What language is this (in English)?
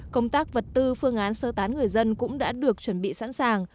Vietnamese